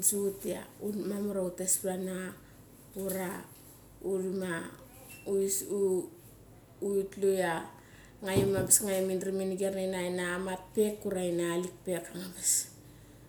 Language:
Mali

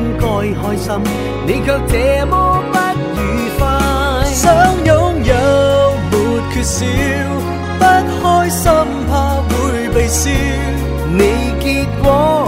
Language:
Chinese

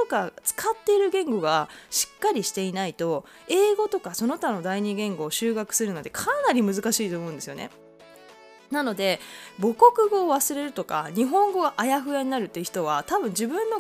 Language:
Japanese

